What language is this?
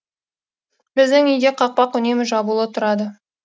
Kazakh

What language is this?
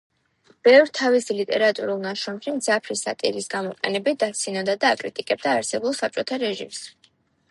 Georgian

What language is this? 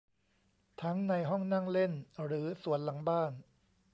Thai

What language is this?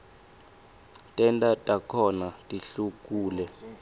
Swati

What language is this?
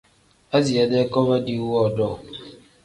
Tem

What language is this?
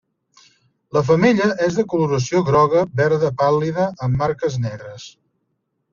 Catalan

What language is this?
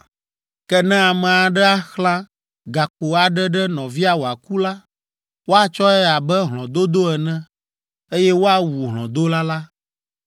Ewe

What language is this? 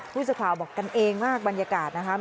Thai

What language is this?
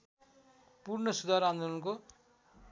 Nepali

